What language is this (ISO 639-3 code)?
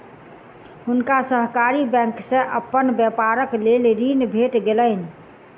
mai